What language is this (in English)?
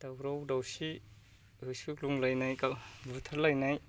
Bodo